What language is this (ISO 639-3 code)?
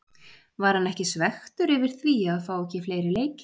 isl